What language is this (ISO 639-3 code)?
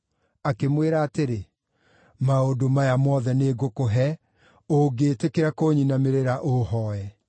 kik